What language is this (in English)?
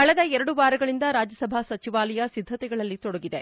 Kannada